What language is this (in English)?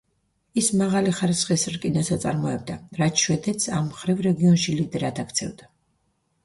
Georgian